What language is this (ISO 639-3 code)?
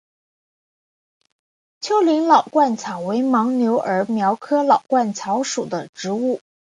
zho